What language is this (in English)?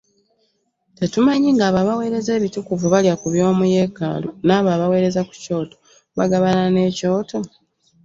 Ganda